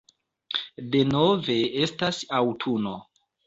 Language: Esperanto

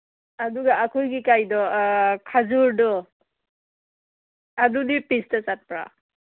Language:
Manipuri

